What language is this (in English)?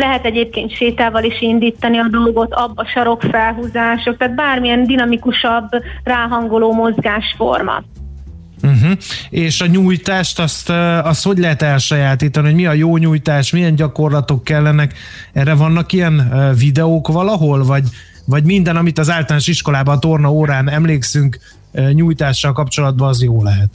Hungarian